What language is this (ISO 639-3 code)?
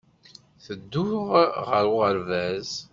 kab